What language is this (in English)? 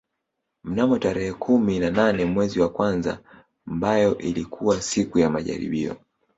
Swahili